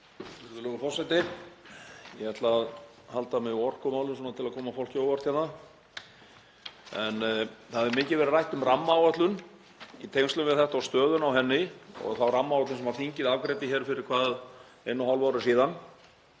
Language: Icelandic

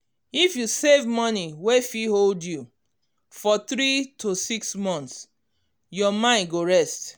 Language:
Nigerian Pidgin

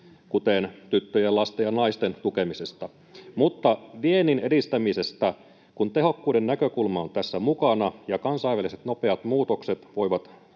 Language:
Finnish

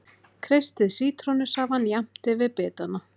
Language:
Icelandic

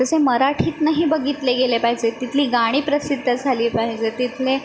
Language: Marathi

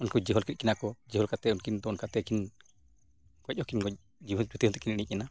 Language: Santali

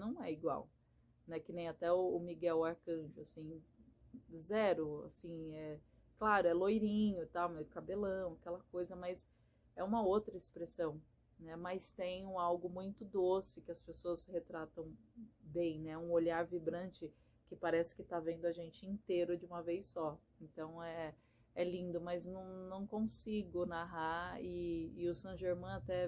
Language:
Portuguese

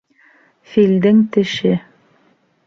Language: Bashkir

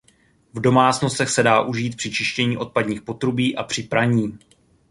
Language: Czech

